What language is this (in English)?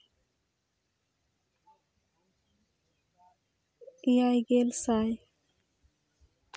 Santali